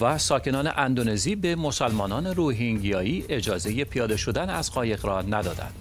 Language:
Persian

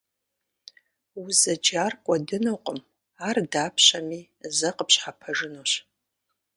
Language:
Kabardian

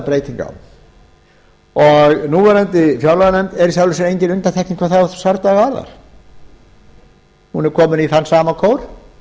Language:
Icelandic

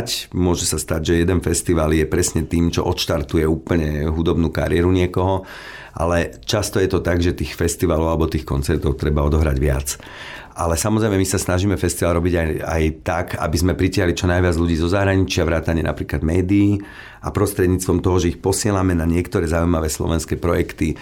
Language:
Slovak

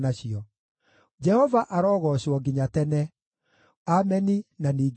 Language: Kikuyu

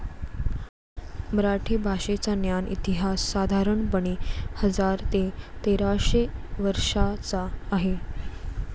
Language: Marathi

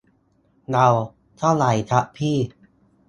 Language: Thai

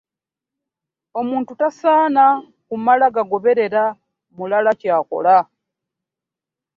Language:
Ganda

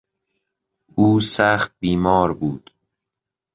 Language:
Persian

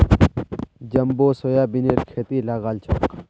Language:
Magahi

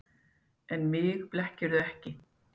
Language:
Icelandic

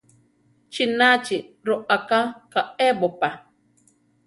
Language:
Central Tarahumara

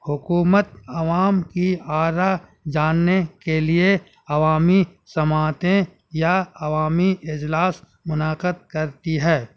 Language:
Urdu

